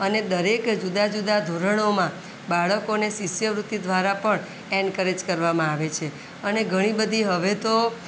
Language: Gujarati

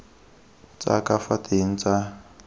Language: Tswana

